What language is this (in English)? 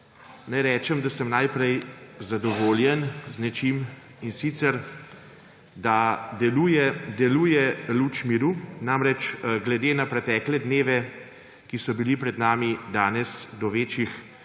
Slovenian